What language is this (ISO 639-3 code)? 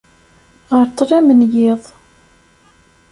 kab